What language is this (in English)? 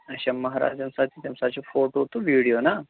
Kashmiri